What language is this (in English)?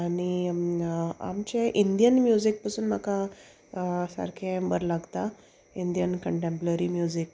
Konkani